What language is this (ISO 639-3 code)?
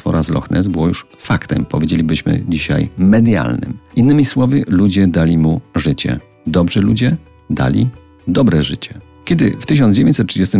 pol